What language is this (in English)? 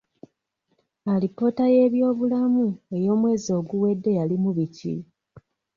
Ganda